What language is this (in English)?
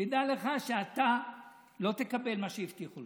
Hebrew